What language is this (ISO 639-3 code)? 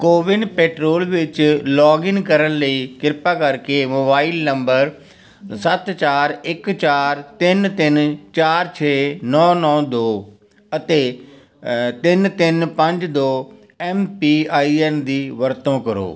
pan